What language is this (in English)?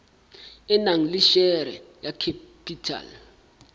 Southern Sotho